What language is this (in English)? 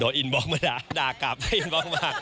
Thai